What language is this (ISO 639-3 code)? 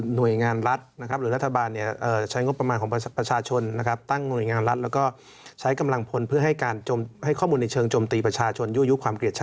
tha